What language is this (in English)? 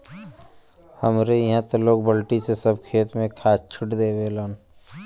Bhojpuri